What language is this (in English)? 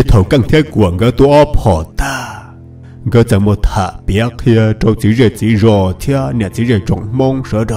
Vietnamese